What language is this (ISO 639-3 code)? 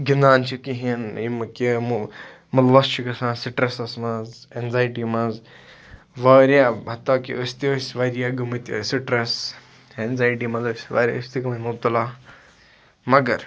kas